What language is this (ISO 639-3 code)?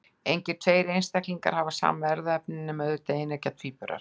isl